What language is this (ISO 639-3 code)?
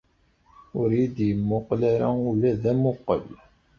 kab